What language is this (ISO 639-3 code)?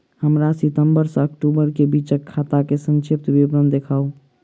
mai